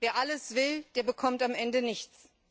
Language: German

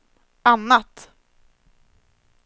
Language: Swedish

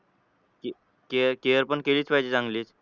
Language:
Marathi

